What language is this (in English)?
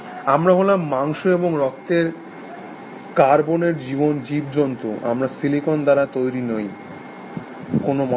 Bangla